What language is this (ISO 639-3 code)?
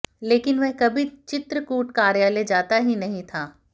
hin